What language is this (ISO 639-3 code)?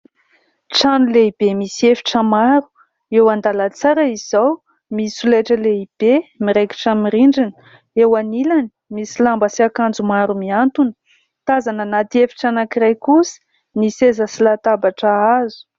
mlg